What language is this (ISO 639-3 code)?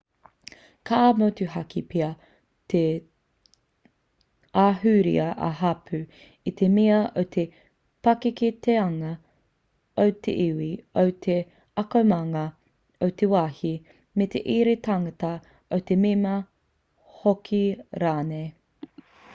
mri